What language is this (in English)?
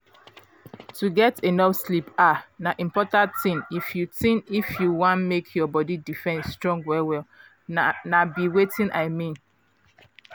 Nigerian Pidgin